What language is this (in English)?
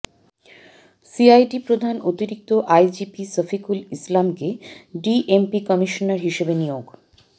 Bangla